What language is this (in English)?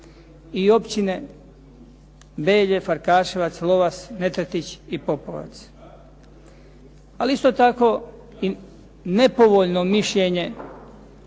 Croatian